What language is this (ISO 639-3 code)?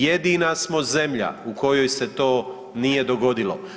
hrv